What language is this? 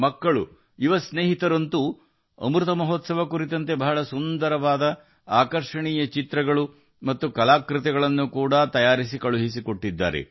Kannada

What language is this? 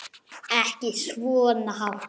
Icelandic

